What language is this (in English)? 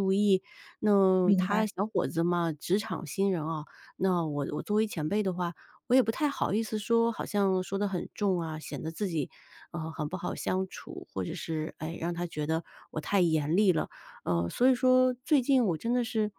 Chinese